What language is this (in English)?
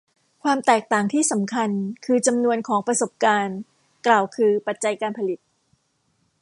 Thai